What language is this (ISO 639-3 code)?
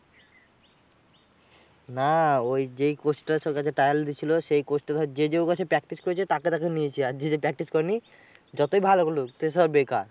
ben